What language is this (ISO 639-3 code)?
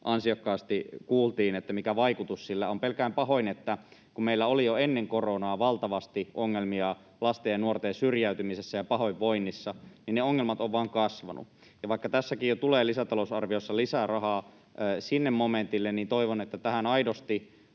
fin